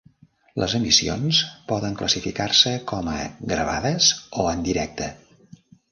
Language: Catalan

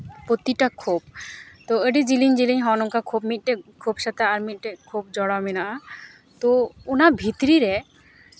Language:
Santali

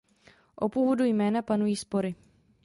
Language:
Czech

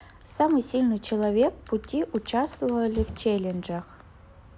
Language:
Russian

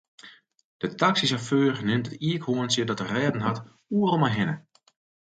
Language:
Western Frisian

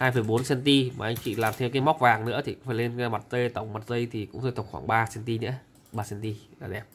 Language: Vietnamese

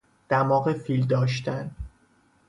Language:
Persian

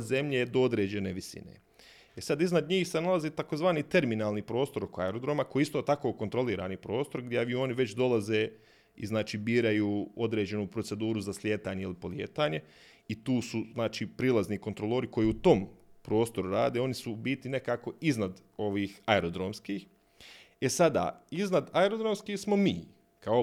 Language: Croatian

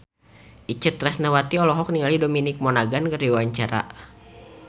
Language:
Sundanese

